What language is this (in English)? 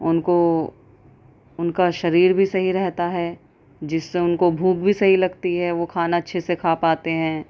Urdu